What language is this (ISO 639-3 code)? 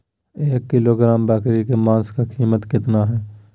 mag